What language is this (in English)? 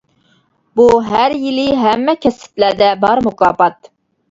Uyghur